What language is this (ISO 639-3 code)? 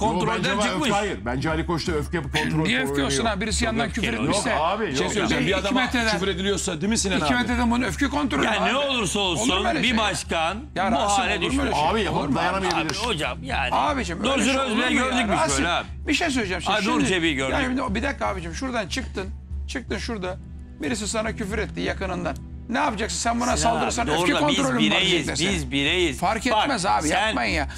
tur